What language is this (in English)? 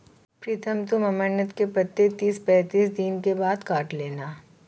Hindi